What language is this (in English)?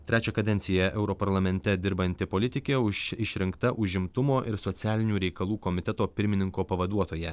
Lithuanian